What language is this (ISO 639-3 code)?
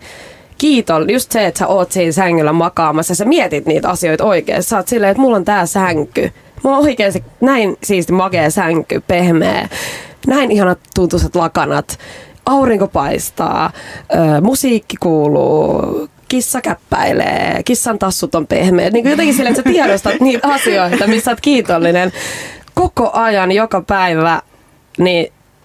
fin